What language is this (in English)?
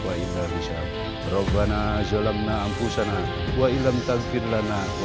Indonesian